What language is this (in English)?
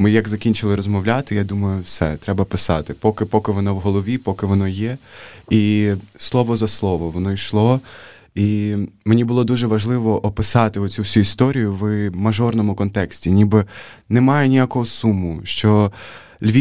Ukrainian